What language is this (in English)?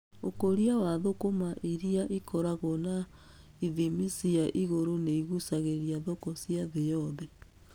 Kikuyu